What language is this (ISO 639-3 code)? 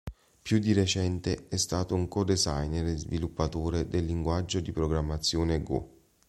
ita